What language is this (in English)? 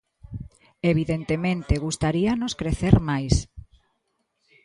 Galician